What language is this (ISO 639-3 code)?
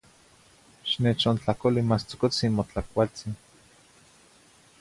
nhi